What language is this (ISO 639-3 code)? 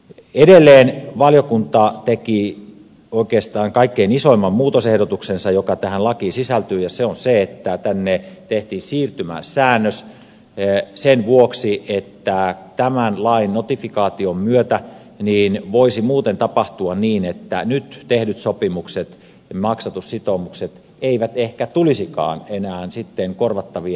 fin